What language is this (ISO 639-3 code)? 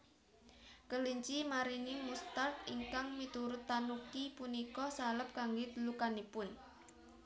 jav